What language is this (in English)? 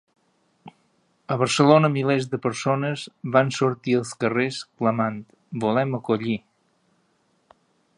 Catalan